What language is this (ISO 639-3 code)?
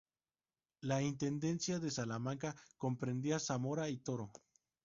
spa